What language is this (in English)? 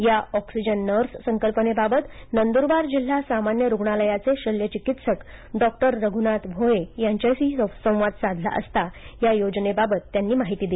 Marathi